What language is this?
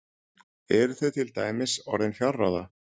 Icelandic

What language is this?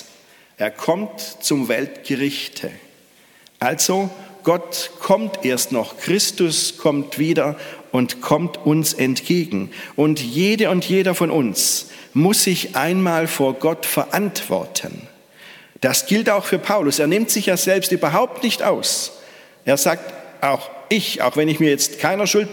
German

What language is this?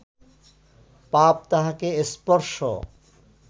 Bangla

